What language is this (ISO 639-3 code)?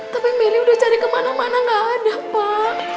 ind